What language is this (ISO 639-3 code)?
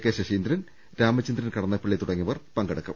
mal